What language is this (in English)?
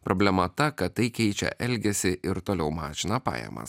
Lithuanian